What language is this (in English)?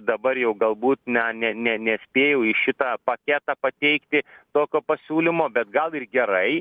Lithuanian